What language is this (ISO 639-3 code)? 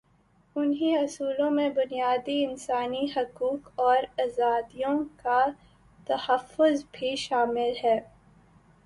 urd